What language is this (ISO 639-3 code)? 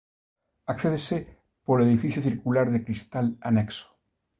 glg